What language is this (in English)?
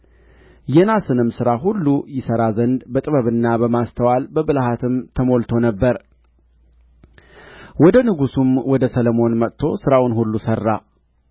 Amharic